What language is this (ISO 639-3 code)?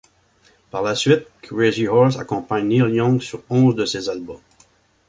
fra